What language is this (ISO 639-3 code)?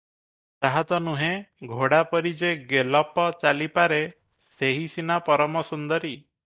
ori